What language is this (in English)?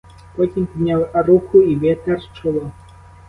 Ukrainian